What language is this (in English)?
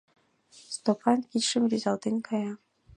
Mari